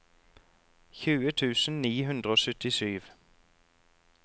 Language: Norwegian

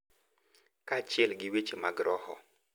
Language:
Luo (Kenya and Tanzania)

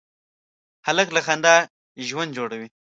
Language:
Pashto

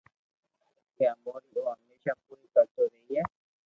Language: Loarki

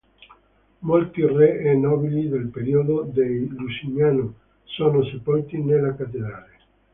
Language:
Italian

